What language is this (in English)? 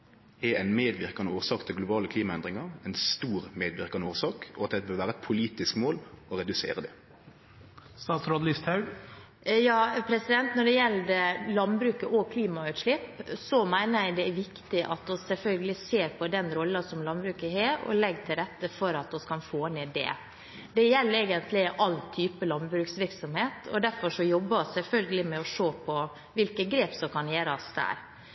Norwegian